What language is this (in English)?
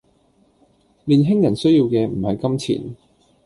Cantonese